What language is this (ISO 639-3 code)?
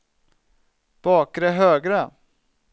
swe